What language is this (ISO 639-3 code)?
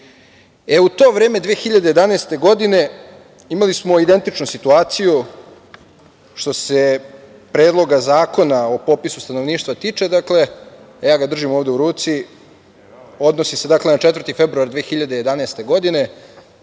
srp